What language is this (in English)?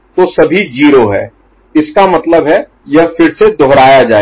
Hindi